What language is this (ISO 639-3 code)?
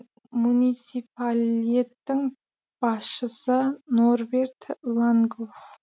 kaz